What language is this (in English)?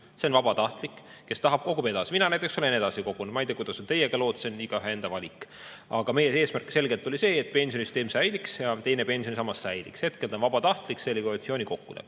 Estonian